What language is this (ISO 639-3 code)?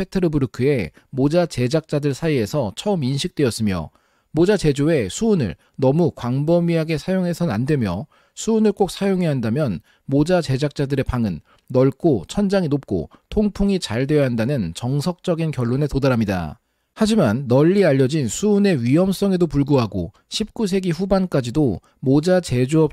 kor